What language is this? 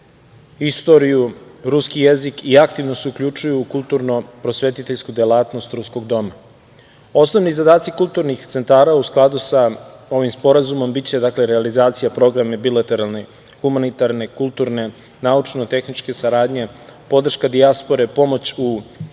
Serbian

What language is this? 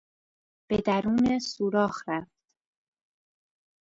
Persian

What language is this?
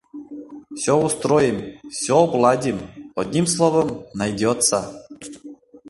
Mari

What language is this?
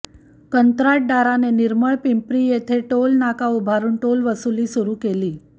Marathi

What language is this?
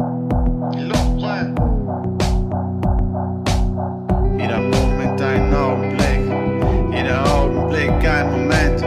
Dutch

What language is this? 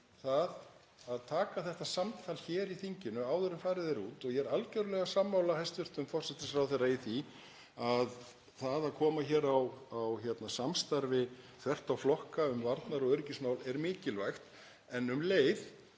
Icelandic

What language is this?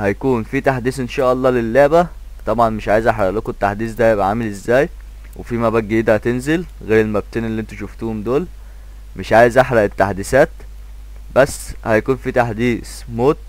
Arabic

